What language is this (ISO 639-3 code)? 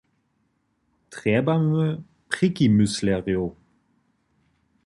hsb